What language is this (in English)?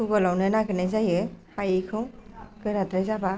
Bodo